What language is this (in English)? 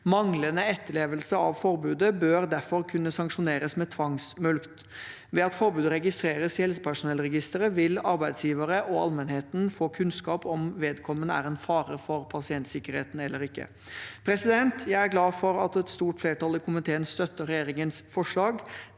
Norwegian